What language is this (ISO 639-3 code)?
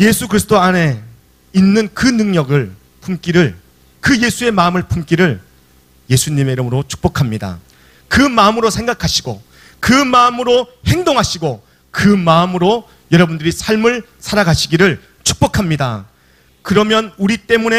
kor